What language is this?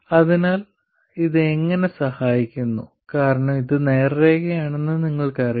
Malayalam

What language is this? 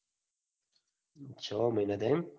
Gujarati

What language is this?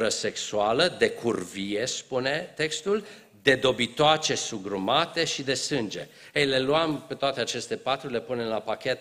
Romanian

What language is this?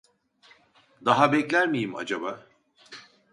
Turkish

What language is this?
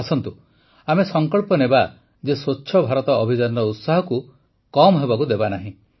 Odia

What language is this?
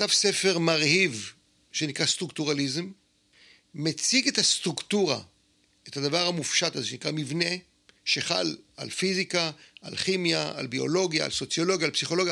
Hebrew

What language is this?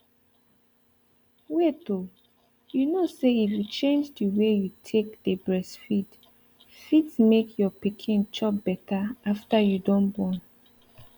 Nigerian Pidgin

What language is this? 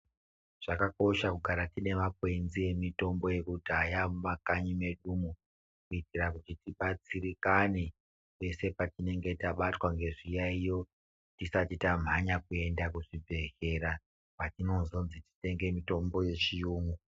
Ndau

